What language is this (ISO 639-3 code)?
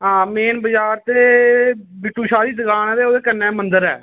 doi